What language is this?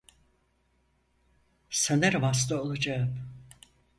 Turkish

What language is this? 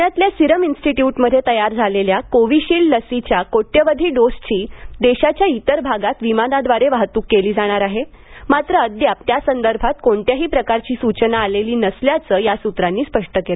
Marathi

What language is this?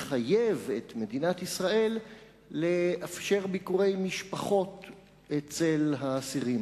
Hebrew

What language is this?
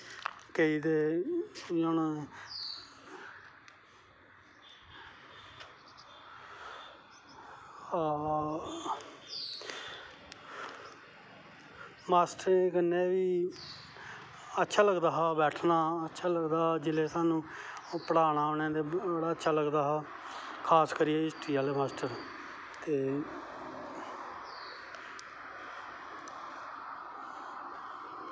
Dogri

